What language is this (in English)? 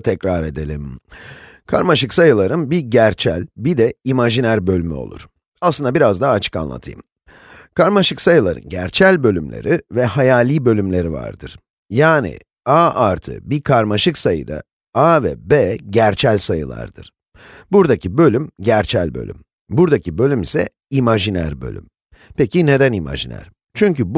Turkish